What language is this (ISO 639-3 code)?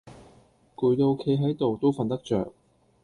yue